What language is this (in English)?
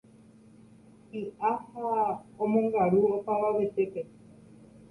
Guarani